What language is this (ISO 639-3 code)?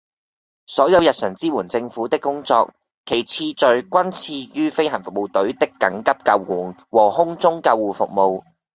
yue